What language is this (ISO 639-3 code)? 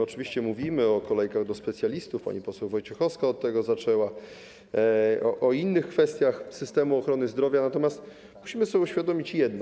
pol